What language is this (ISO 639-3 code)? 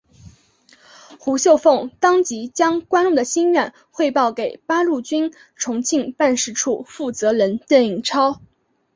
zho